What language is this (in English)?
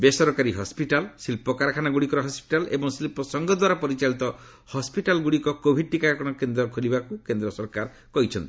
Odia